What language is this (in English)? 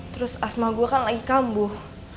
Indonesian